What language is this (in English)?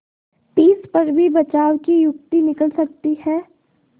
Hindi